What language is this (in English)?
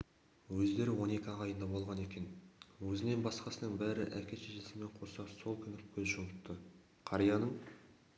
Kazakh